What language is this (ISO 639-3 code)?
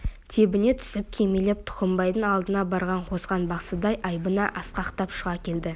kaz